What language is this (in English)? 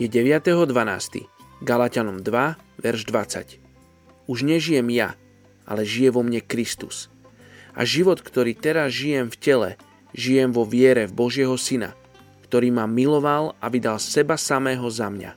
Slovak